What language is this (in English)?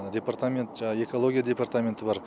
Kazakh